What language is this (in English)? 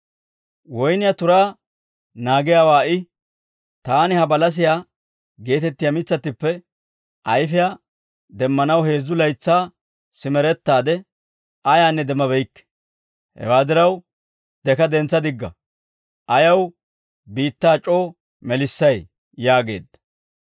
Dawro